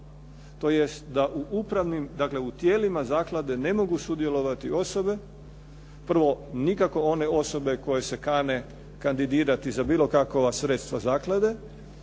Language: Croatian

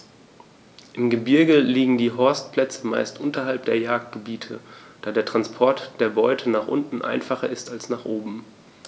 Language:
German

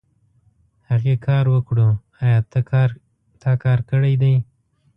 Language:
Pashto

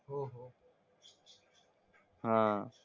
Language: Marathi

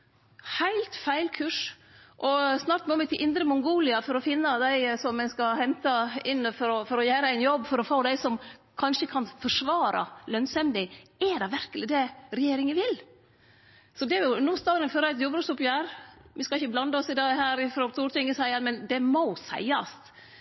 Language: Norwegian Nynorsk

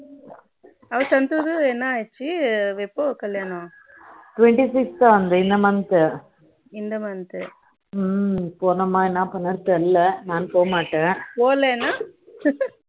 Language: Tamil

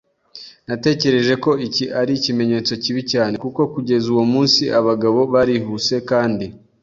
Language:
Kinyarwanda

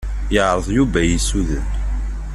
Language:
Kabyle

